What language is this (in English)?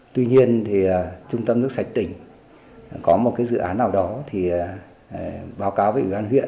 Vietnamese